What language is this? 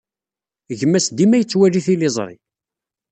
Kabyle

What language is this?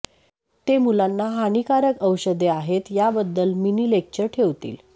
Marathi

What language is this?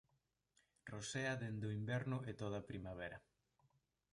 Galician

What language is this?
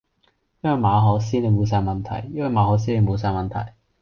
Cantonese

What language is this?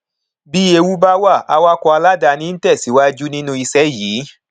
Yoruba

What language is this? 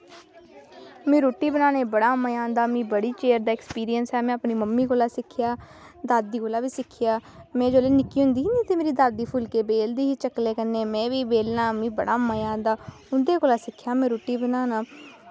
Dogri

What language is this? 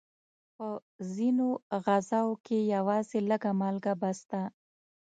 Pashto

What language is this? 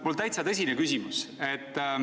Estonian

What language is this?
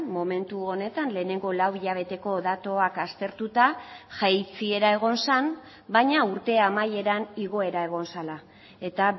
Basque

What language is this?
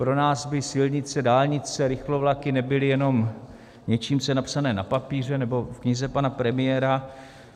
Czech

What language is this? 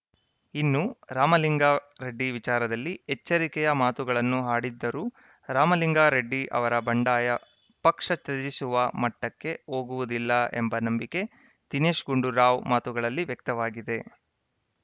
Kannada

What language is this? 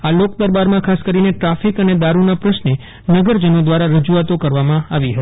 Gujarati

